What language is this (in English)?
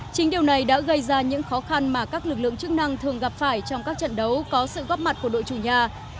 Vietnamese